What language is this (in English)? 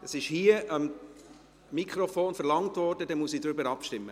Swiss German